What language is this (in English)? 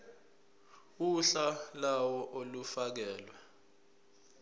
Zulu